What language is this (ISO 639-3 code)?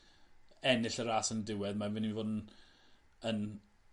cym